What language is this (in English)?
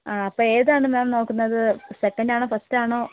Malayalam